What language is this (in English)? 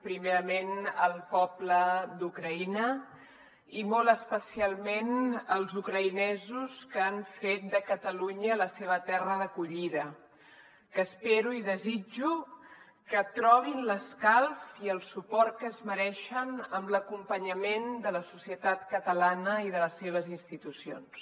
Catalan